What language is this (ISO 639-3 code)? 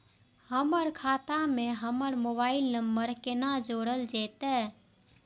mai